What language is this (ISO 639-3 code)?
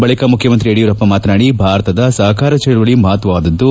kan